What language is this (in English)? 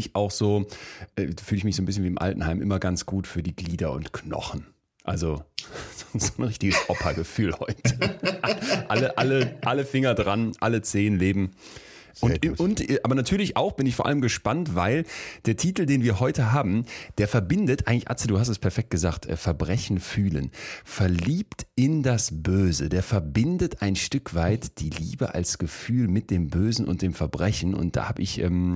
German